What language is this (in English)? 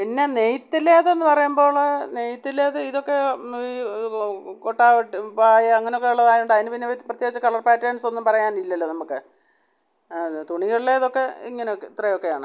Malayalam